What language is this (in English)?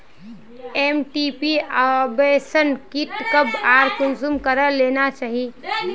Magahi